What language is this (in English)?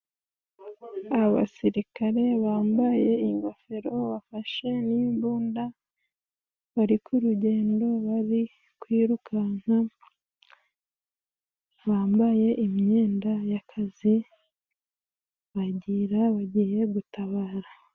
Kinyarwanda